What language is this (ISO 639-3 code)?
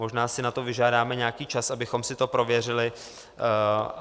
ces